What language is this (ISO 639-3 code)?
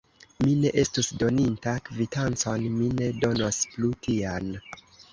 epo